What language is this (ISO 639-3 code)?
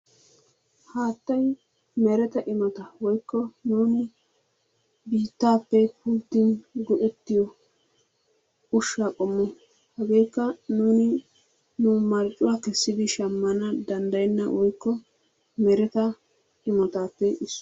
wal